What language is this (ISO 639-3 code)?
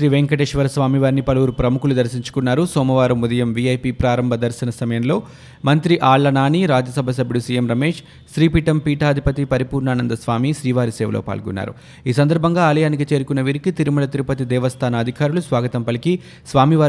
tel